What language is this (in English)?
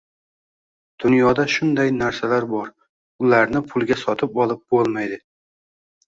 Uzbek